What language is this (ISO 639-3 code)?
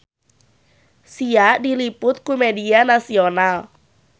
sun